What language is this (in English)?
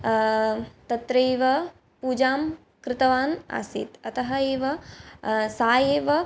Sanskrit